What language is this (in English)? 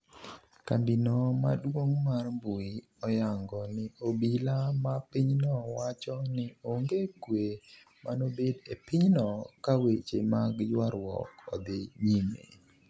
Luo (Kenya and Tanzania)